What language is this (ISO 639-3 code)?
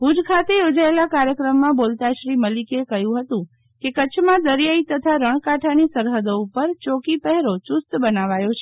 guj